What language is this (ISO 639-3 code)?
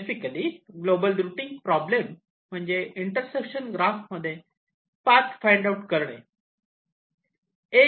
mar